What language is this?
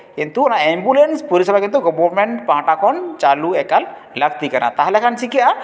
Santali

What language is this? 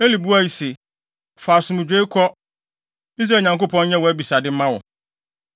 Akan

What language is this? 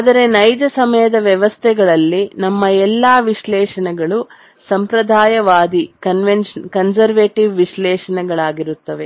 Kannada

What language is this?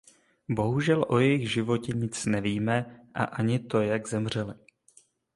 Czech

